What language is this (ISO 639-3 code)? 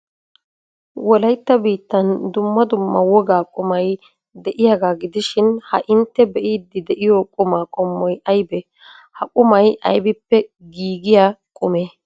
wal